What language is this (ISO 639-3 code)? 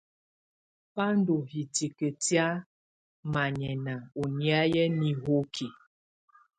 tvu